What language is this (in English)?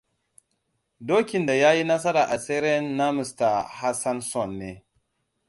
Hausa